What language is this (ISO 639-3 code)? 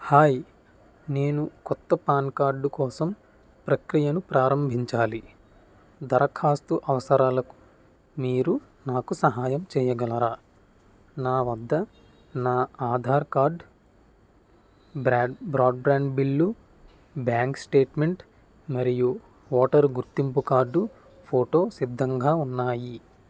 tel